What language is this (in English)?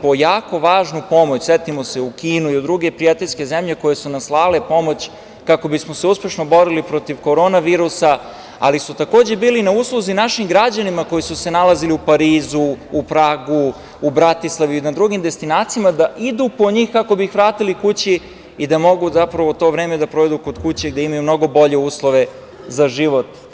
Serbian